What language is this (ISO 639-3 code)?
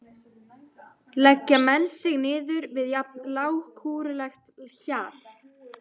isl